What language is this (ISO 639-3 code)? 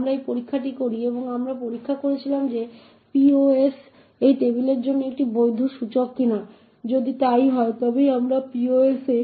ben